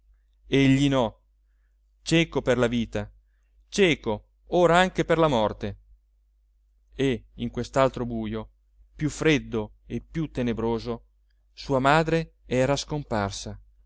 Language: Italian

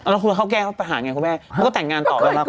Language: Thai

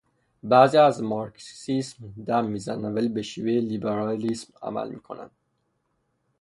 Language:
Persian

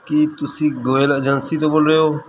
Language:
Punjabi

